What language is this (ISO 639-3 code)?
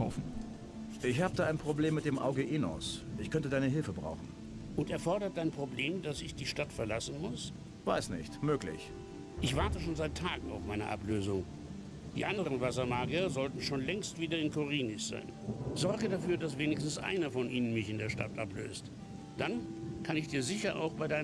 deu